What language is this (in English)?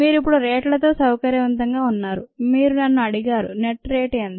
Telugu